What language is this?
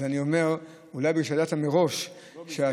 Hebrew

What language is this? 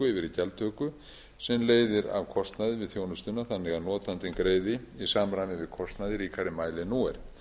Icelandic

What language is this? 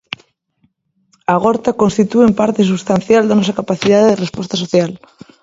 Galician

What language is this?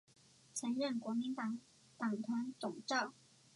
Chinese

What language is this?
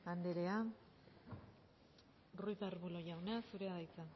Basque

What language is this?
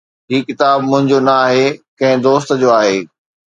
Sindhi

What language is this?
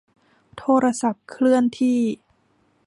Thai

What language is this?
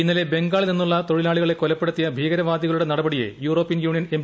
Malayalam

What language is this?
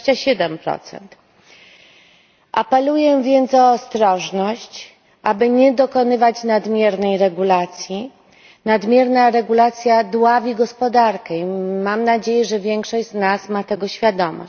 Polish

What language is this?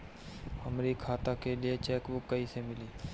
Bhojpuri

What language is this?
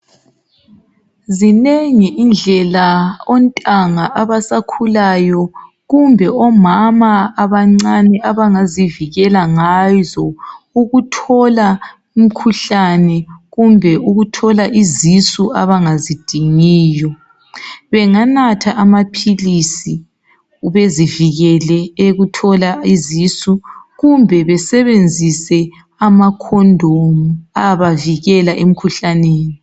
North Ndebele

